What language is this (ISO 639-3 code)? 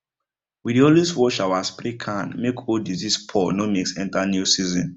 pcm